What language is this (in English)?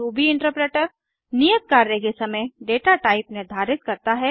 Hindi